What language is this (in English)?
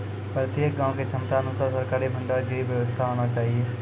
Maithili